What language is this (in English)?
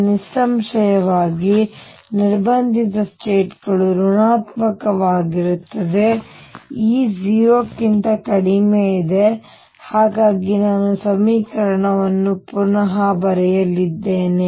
Kannada